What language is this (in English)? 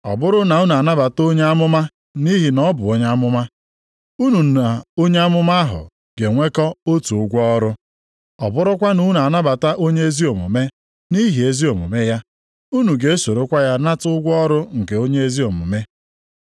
Igbo